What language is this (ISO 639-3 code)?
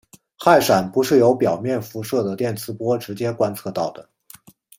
zho